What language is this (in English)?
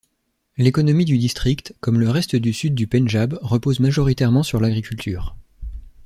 French